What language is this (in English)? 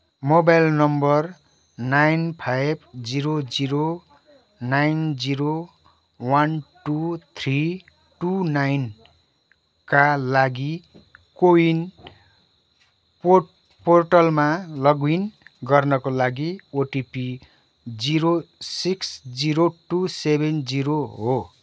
Nepali